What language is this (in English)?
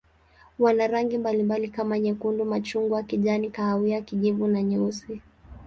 Swahili